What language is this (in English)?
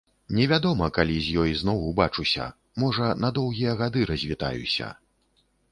Belarusian